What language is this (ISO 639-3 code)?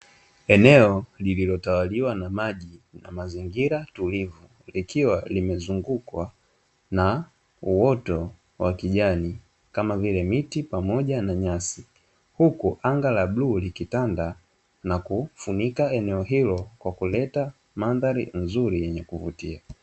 swa